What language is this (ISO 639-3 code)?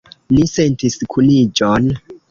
epo